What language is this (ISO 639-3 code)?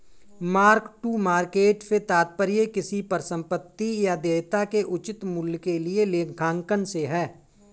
hin